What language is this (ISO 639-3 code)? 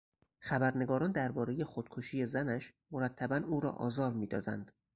fas